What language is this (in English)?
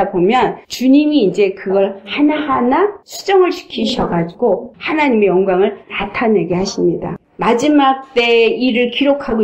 Korean